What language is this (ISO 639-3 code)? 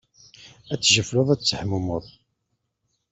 kab